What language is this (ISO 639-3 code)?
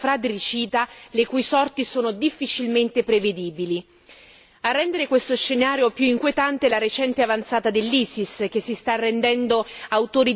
ita